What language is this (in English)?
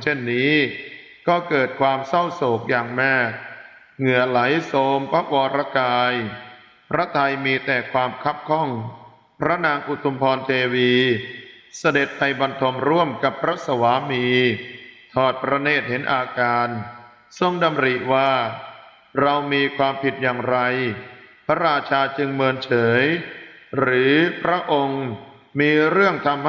Thai